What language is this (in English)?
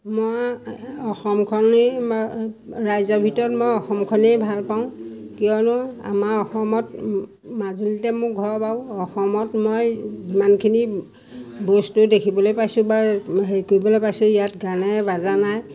Assamese